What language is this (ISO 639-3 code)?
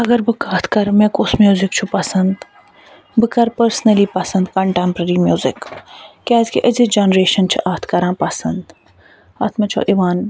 kas